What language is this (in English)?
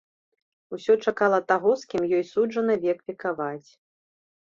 Belarusian